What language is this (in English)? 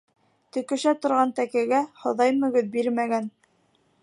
Bashkir